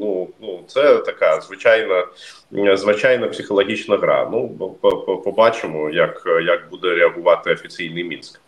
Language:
Ukrainian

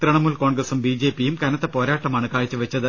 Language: Malayalam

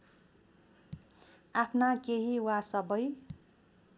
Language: Nepali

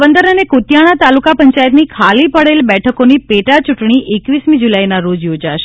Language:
Gujarati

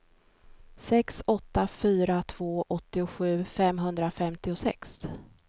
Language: Swedish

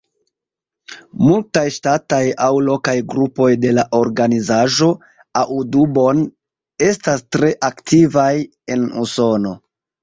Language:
Esperanto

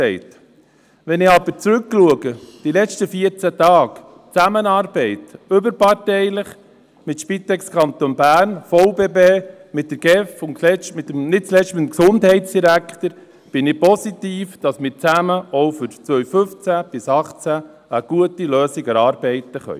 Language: Swiss German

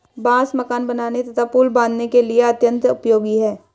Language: Hindi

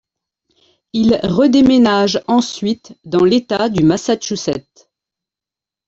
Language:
French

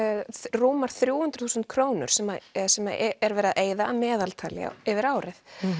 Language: Icelandic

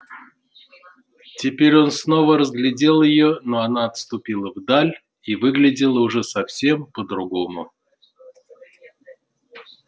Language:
Russian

